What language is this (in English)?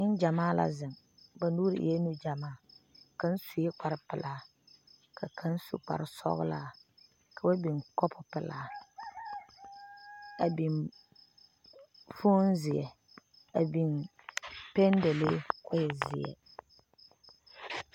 Southern Dagaare